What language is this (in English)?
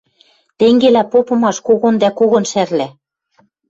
Western Mari